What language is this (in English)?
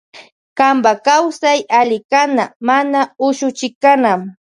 Loja Highland Quichua